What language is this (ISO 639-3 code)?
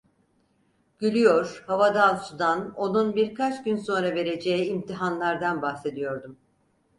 tur